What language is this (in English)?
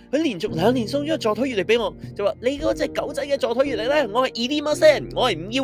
Chinese